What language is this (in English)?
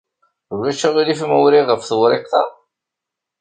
Kabyle